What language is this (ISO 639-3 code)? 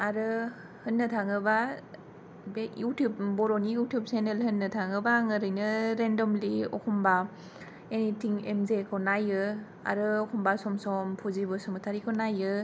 brx